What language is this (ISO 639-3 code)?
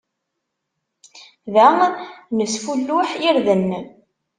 kab